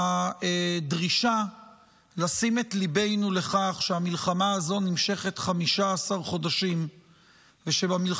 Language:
Hebrew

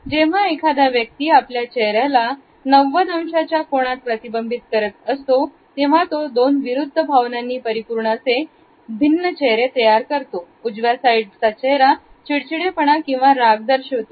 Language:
Marathi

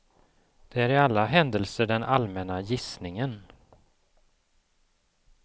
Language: Swedish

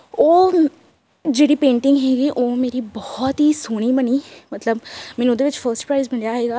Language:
Punjabi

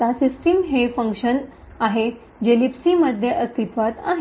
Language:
Marathi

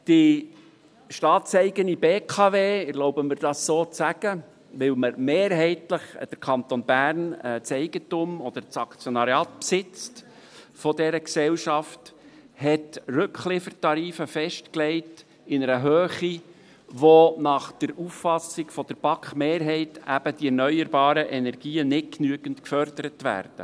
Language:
Swiss German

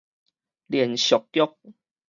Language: Min Nan Chinese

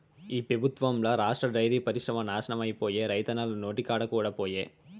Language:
Telugu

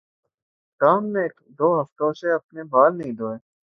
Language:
Urdu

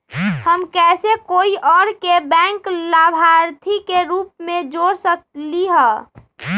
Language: Magahi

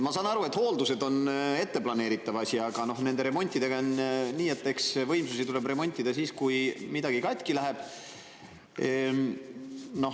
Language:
Estonian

